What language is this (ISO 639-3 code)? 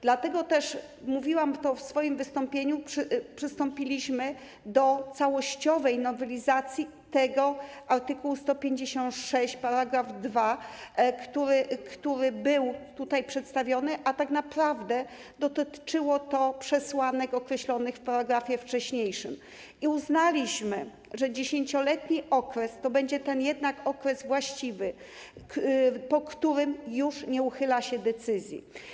pol